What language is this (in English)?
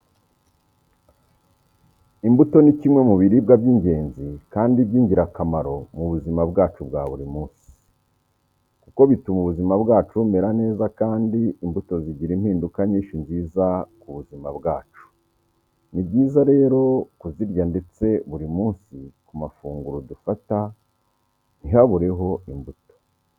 Kinyarwanda